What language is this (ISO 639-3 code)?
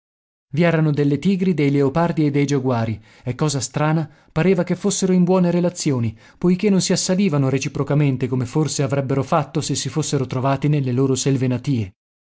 ita